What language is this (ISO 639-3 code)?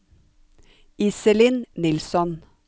nor